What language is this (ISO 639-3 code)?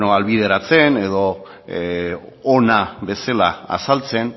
eus